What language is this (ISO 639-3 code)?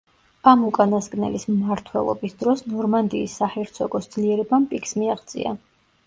kat